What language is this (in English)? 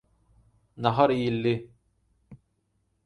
Turkmen